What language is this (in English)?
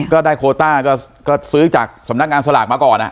Thai